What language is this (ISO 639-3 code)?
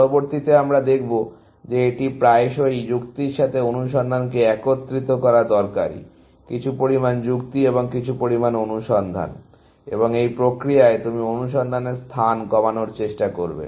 ben